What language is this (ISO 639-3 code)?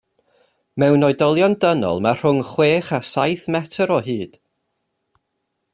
cym